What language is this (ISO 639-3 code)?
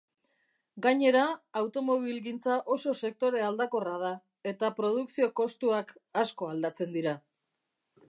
eus